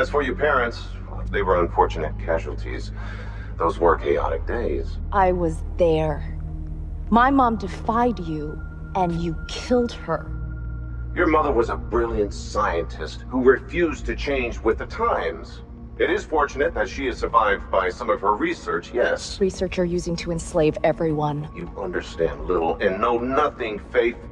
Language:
English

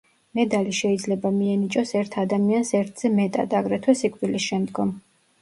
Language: Georgian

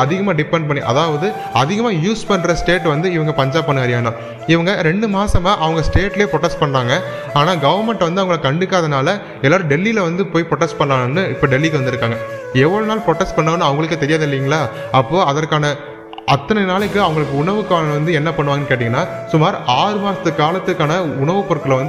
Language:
Tamil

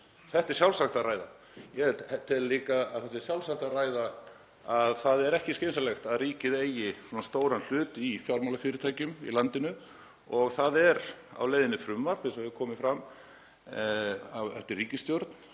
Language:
Icelandic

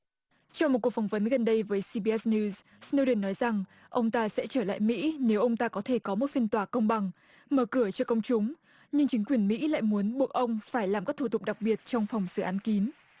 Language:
Vietnamese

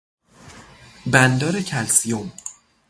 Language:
Persian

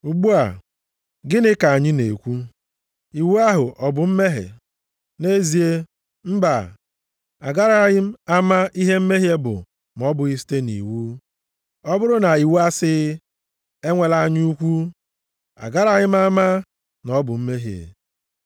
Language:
Igbo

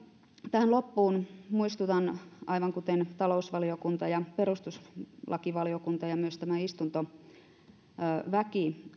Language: Finnish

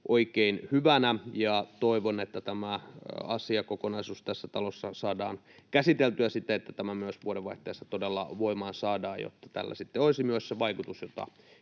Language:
Finnish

